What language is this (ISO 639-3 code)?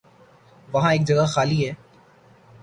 urd